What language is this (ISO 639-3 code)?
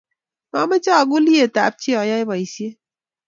kln